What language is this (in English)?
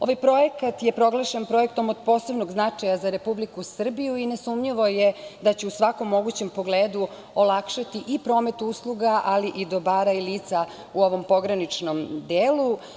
Serbian